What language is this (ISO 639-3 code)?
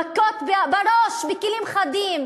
heb